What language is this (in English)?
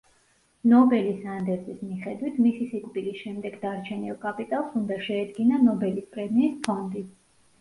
Georgian